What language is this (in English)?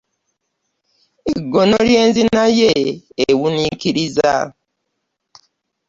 Ganda